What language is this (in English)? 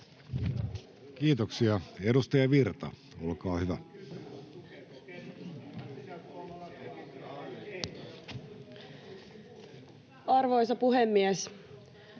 Finnish